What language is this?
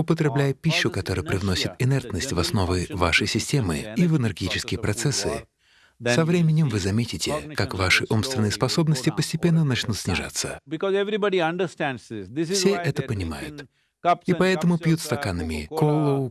Russian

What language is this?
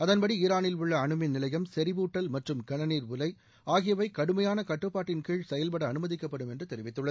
Tamil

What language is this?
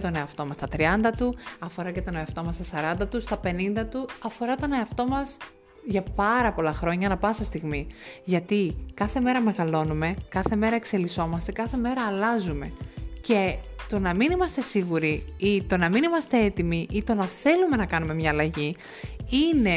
Greek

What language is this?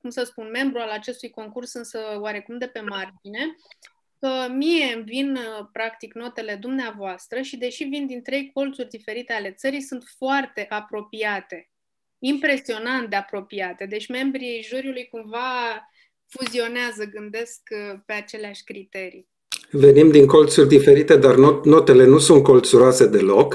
Romanian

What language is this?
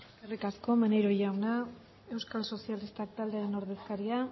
Basque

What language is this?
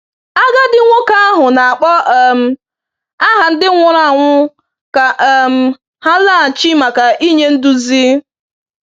Igbo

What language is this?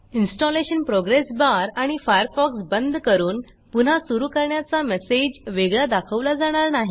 Marathi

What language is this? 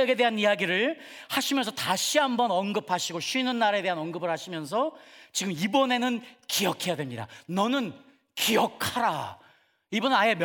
Korean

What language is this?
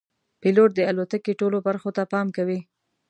Pashto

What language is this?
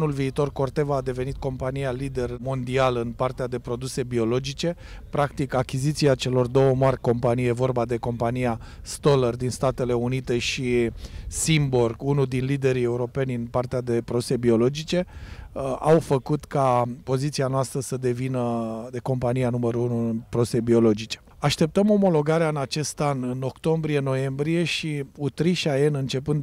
Romanian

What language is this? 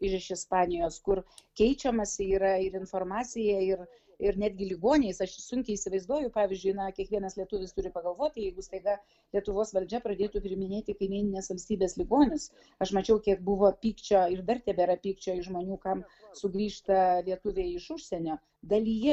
Lithuanian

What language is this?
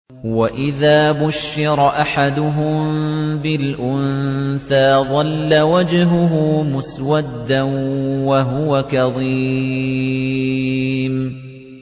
Arabic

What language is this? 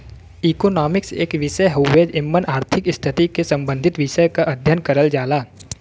Bhojpuri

